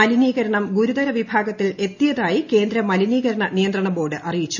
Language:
Malayalam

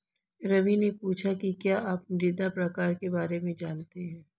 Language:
Hindi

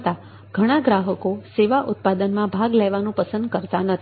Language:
Gujarati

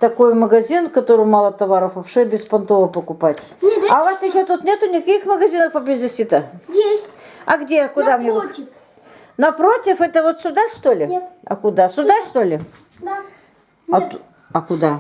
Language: Russian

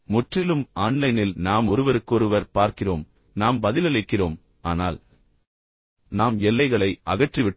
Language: Tamil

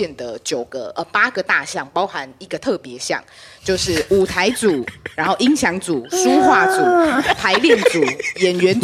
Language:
Chinese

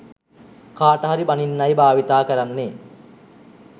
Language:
Sinhala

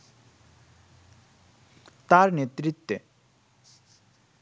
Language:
Bangla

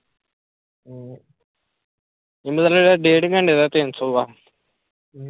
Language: Punjabi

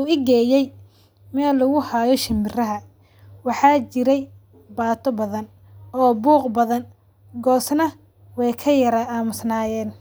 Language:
Somali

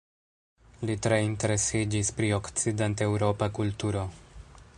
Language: Esperanto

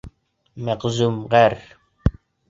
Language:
Bashkir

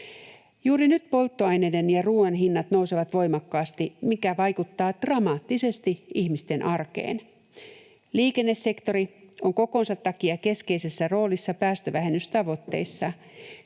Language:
Finnish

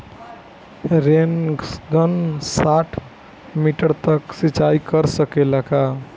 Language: Bhojpuri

